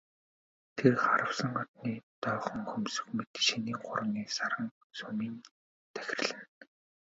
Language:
Mongolian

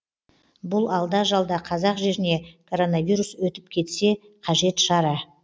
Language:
Kazakh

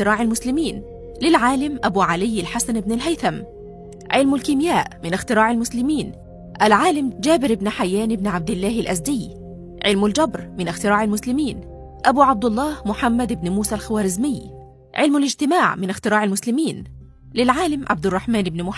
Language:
Arabic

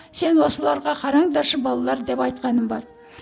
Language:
Kazakh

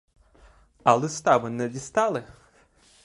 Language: Ukrainian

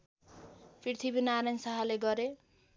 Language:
Nepali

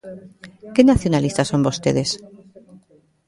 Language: Galician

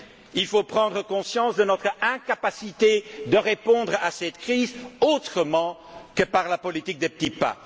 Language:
French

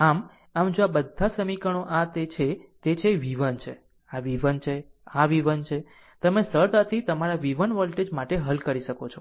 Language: Gujarati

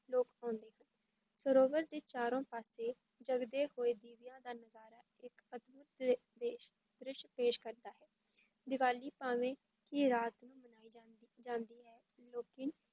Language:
Punjabi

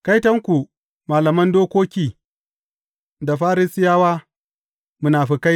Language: Hausa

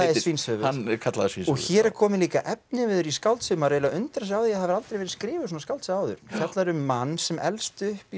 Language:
Icelandic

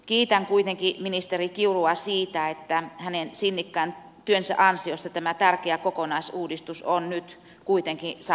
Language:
Finnish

